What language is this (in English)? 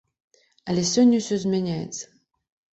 Belarusian